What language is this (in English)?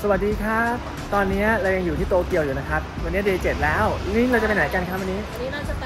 Thai